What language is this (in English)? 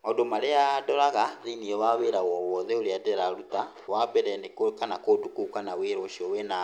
Kikuyu